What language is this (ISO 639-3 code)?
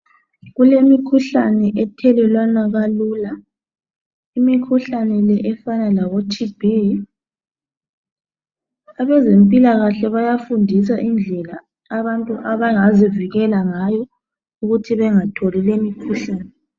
nde